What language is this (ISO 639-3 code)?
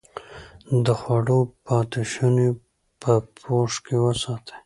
pus